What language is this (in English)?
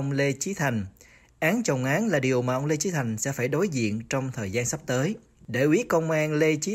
Vietnamese